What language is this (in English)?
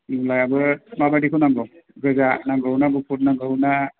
Bodo